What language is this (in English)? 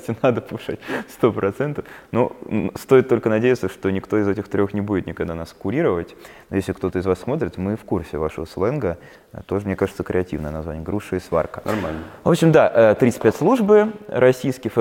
Russian